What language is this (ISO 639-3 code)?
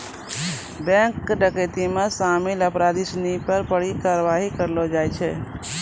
mai